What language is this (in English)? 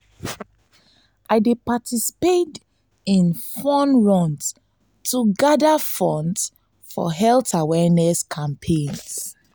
Nigerian Pidgin